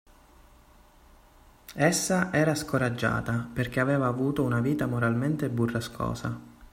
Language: Italian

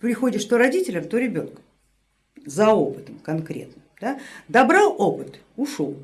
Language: Russian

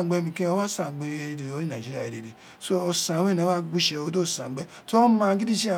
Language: Isekiri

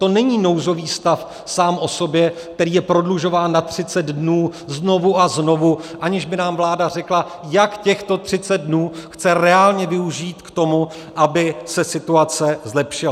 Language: Czech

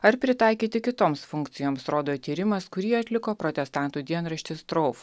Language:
Lithuanian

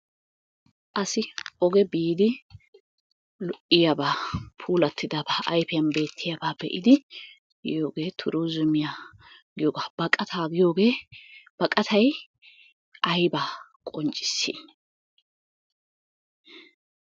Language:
Wolaytta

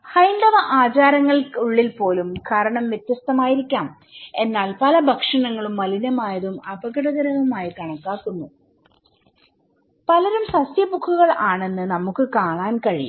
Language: Malayalam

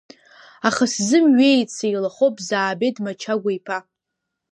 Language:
Abkhazian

